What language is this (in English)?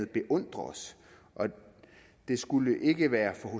Danish